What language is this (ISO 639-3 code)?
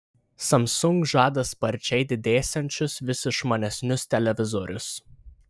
lit